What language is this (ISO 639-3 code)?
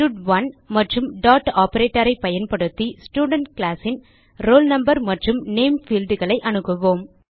tam